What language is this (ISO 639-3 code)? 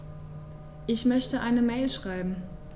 deu